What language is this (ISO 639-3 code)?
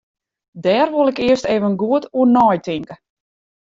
fry